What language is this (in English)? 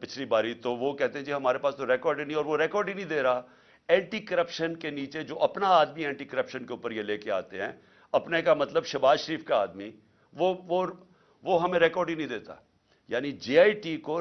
Urdu